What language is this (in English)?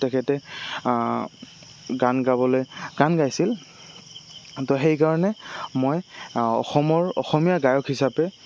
Assamese